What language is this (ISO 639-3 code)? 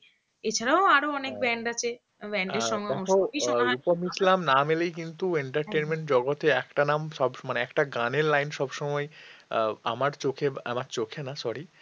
ben